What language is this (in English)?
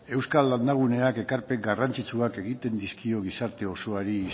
Basque